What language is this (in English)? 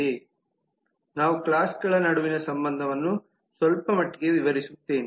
Kannada